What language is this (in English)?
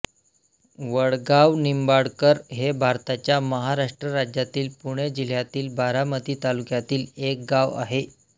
Marathi